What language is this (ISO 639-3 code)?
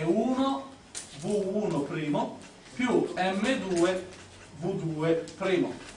ita